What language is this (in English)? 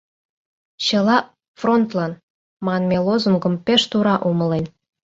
Mari